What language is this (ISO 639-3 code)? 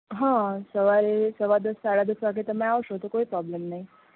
guj